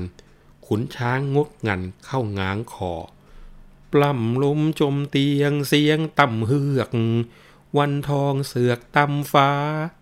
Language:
Thai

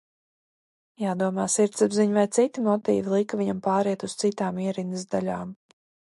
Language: Latvian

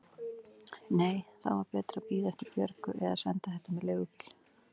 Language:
Icelandic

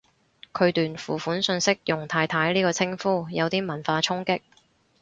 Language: Cantonese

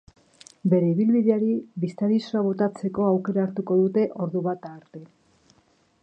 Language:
Basque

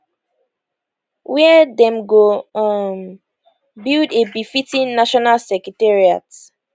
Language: Nigerian Pidgin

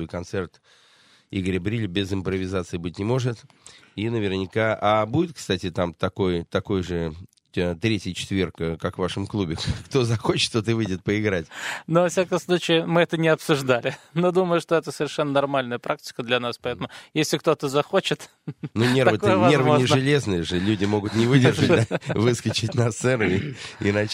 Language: Russian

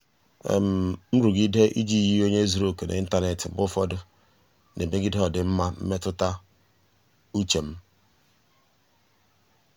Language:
Igbo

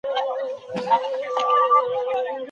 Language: Pashto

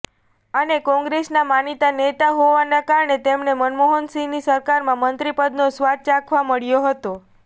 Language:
Gujarati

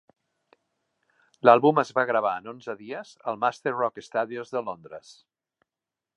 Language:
Catalan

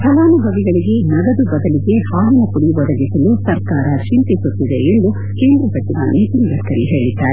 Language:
Kannada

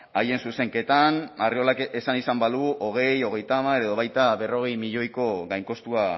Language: Basque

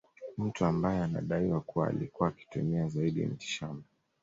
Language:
Swahili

